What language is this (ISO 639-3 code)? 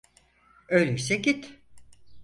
tur